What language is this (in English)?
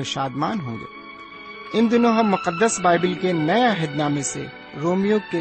Urdu